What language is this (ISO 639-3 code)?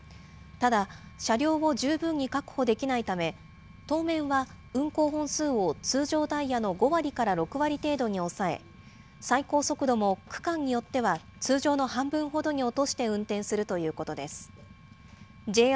jpn